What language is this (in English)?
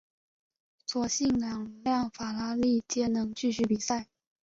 Chinese